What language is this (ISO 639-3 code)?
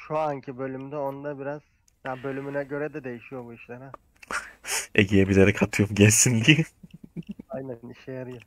tur